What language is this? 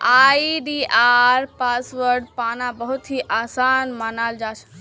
Magahi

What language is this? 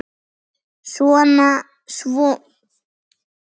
Icelandic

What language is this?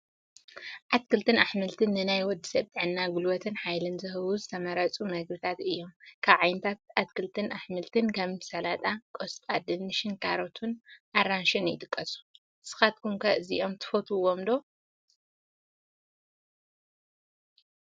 Tigrinya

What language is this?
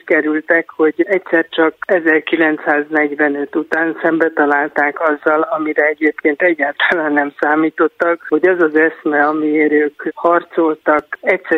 Hungarian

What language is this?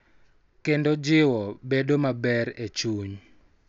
Luo (Kenya and Tanzania)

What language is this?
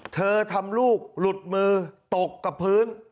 Thai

